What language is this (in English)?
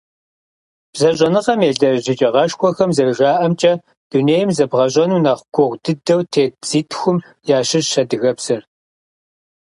Kabardian